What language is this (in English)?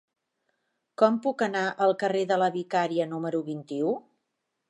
Catalan